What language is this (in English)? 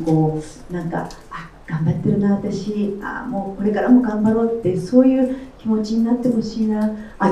Japanese